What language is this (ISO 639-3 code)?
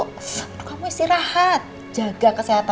ind